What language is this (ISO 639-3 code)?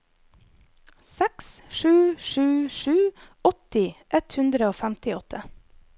nor